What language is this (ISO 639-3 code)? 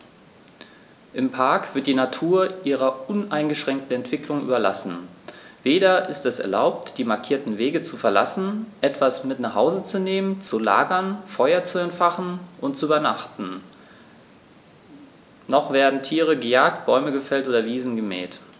deu